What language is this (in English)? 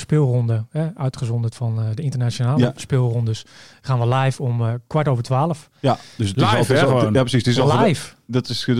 Dutch